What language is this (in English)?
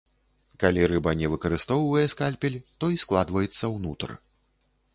Belarusian